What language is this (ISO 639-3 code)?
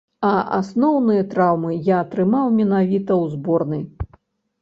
bel